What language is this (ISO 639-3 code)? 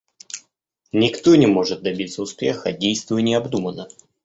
rus